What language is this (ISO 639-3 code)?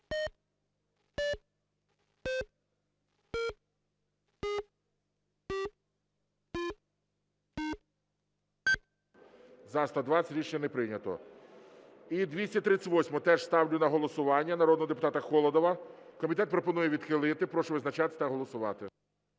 ukr